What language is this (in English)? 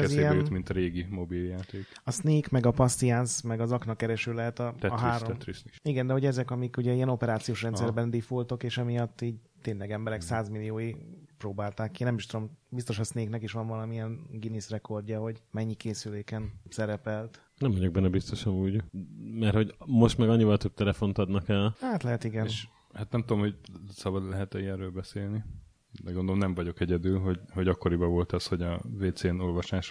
Hungarian